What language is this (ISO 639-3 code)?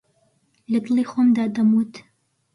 ckb